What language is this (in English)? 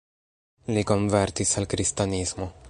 Esperanto